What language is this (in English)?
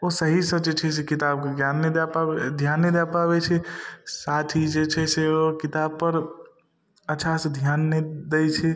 Maithili